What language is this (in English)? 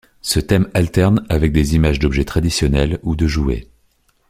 French